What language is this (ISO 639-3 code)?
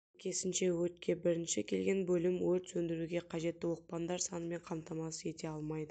kaz